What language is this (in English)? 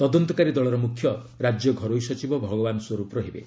Odia